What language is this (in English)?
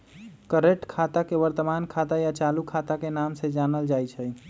Magahi